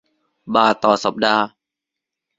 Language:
Thai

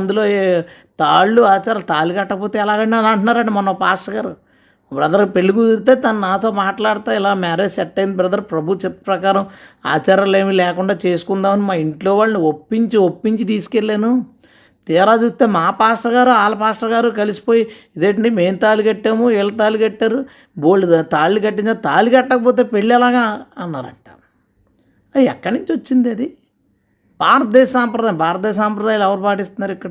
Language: Telugu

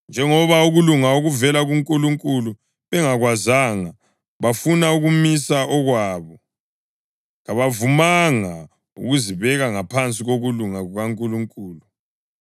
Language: North Ndebele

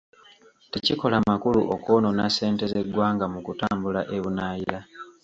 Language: Ganda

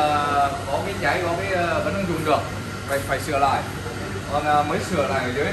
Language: Vietnamese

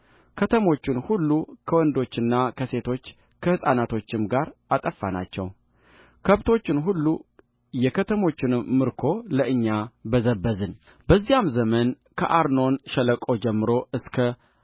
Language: Amharic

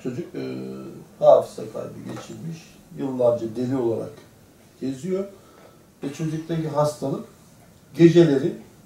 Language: Turkish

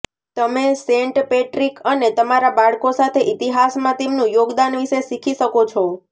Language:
Gujarati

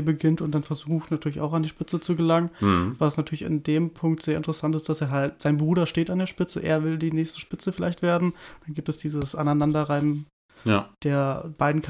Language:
German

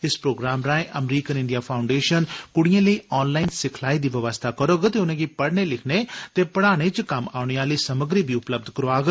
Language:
Dogri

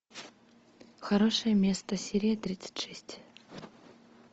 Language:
Russian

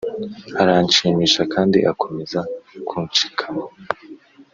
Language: Kinyarwanda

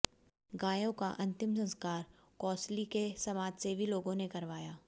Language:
Hindi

